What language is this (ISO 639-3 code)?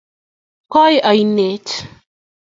kln